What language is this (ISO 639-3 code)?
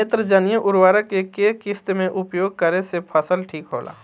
bho